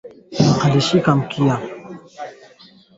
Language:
Swahili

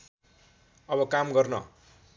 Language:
Nepali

